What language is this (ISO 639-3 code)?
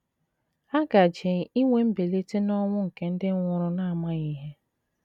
ibo